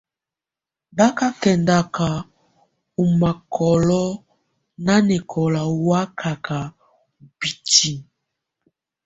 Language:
Tunen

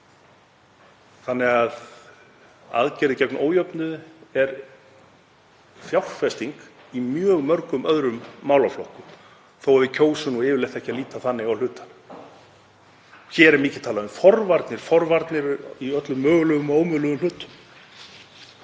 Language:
Icelandic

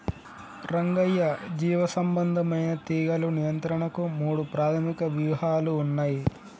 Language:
Telugu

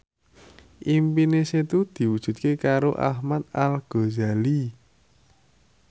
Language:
Javanese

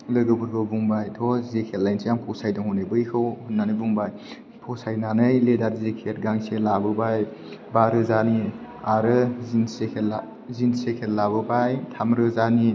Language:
Bodo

